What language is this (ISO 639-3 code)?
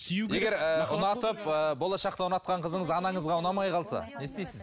kaz